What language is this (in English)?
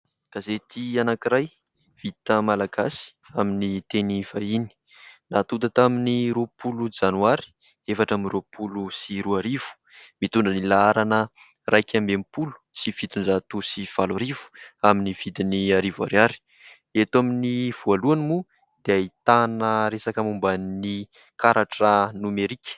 Malagasy